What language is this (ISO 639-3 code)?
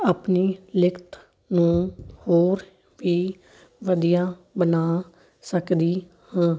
pan